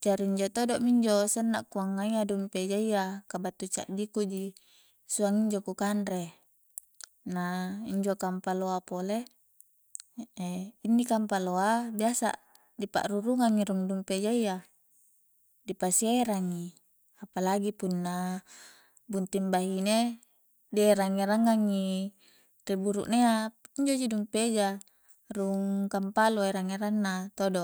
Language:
Coastal Konjo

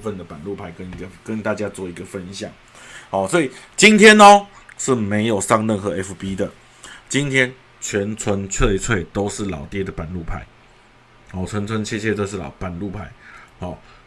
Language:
Chinese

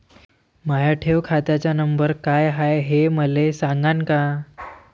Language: Marathi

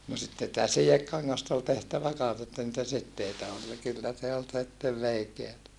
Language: Finnish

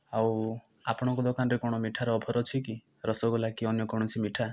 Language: Odia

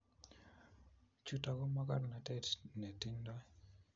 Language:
Kalenjin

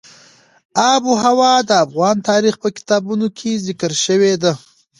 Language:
Pashto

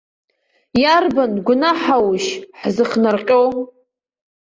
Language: Abkhazian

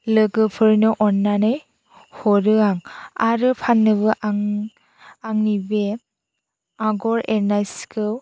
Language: Bodo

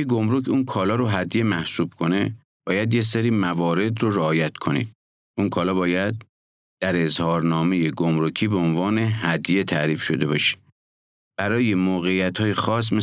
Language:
Persian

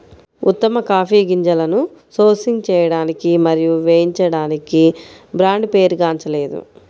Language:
Telugu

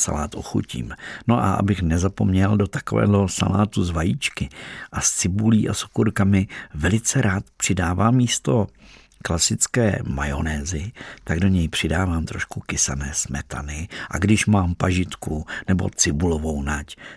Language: Czech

